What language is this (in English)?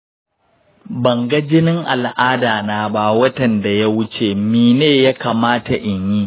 Hausa